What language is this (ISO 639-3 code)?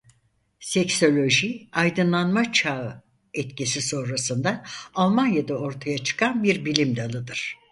tur